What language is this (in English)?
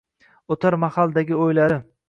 Uzbek